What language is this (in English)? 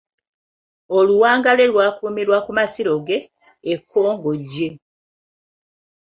Ganda